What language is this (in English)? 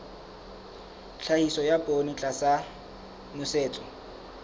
Southern Sotho